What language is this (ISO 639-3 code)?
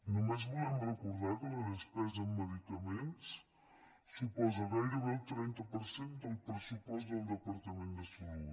cat